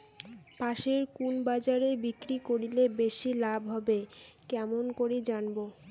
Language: Bangla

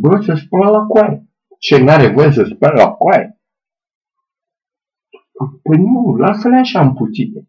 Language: Romanian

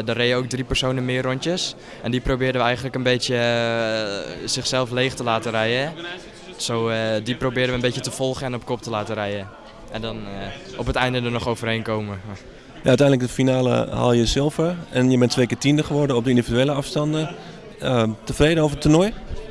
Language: Dutch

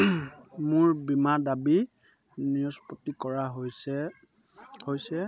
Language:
Assamese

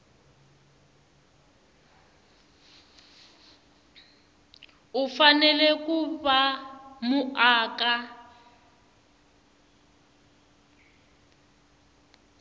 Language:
Tsonga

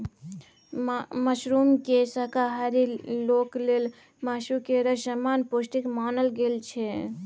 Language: Maithili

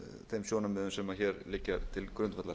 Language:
Icelandic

